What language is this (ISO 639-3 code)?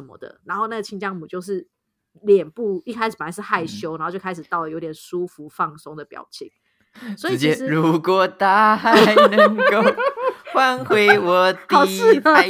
zho